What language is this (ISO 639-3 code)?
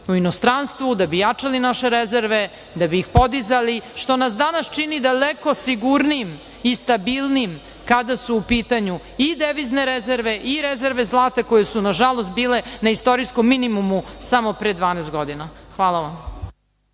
srp